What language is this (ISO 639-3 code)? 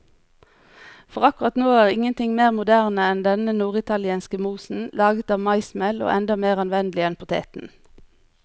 nor